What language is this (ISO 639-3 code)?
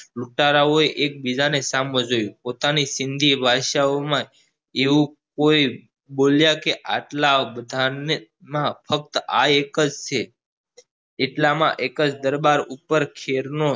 guj